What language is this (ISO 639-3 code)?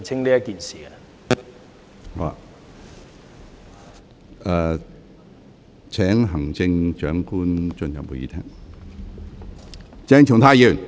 yue